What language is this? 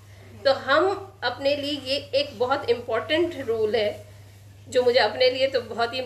Urdu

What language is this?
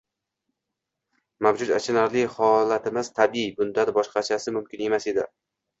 Uzbek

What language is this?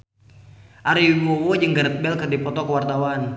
Sundanese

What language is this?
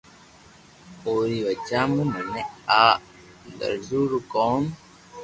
Loarki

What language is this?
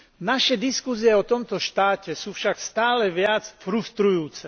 Slovak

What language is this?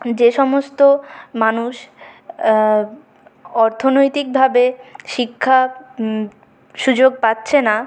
Bangla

